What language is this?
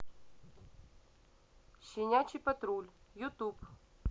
Russian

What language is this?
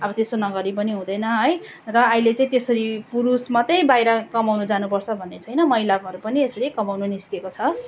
Nepali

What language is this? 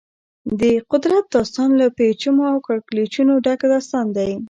Pashto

